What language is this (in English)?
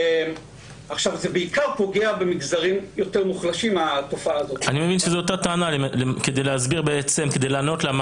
Hebrew